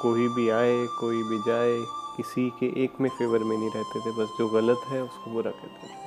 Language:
Urdu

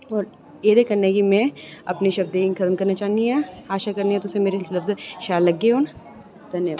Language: Dogri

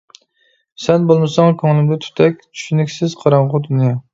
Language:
Uyghur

